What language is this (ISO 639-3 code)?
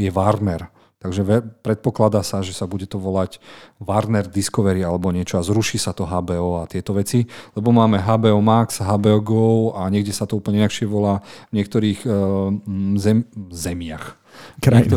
slk